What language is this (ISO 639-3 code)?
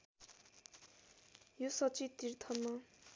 nep